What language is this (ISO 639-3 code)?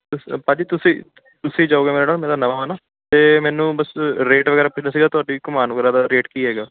pan